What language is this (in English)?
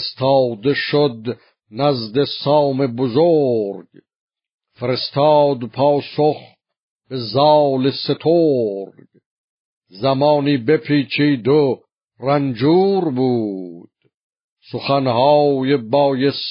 Persian